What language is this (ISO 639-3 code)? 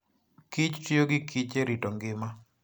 luo